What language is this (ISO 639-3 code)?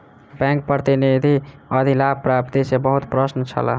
mai